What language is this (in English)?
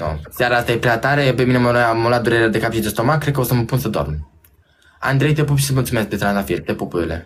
Romanian